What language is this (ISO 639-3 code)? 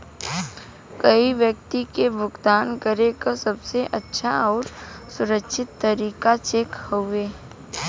bho